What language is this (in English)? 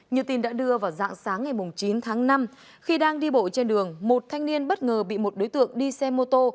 Vietnamese